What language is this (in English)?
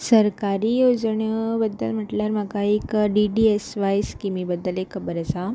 Konkani